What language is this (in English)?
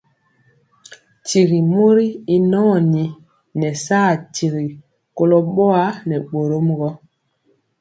Mpiemo